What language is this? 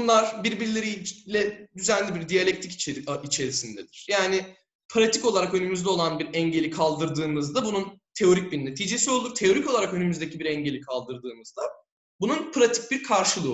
Turkish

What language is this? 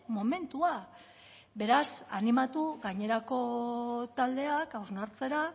Basque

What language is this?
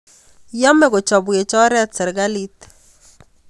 Kalenjin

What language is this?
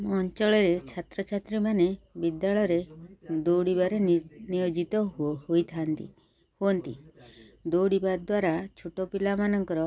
Odia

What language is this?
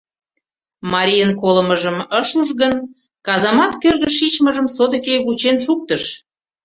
Mari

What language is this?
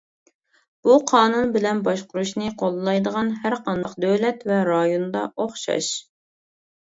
Uyghur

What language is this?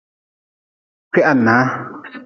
Nawdm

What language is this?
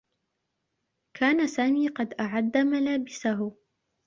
Arabic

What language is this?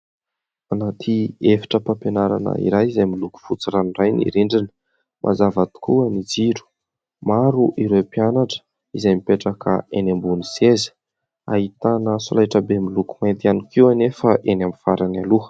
Malagasy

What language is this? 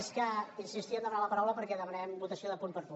Catalan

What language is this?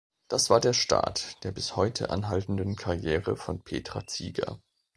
German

